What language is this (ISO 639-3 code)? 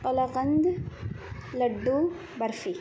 urd